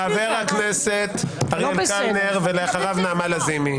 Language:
Hebrew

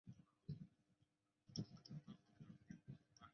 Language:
Chinese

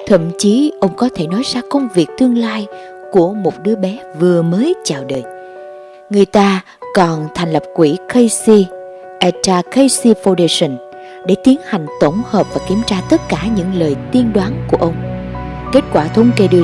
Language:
Vietnamese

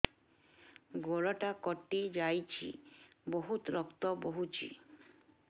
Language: Odia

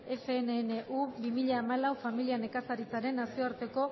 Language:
Basque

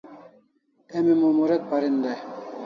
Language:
Kalasha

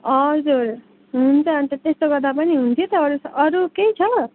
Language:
Nepali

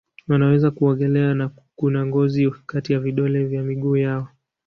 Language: Swahili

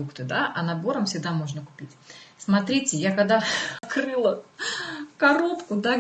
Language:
Russian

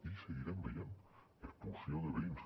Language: Catalan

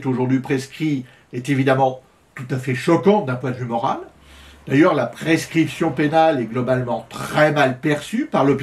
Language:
French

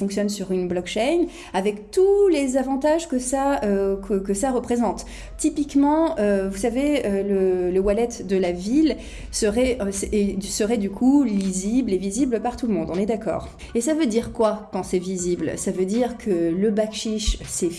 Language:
French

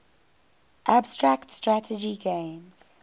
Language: English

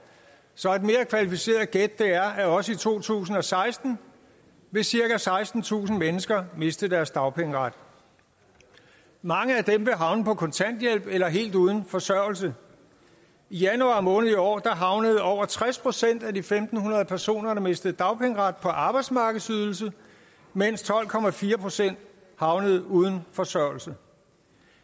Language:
Danish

